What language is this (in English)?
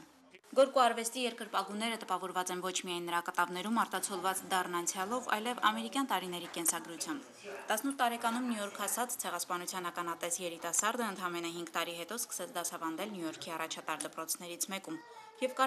Romanian